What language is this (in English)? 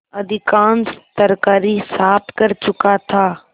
Hindi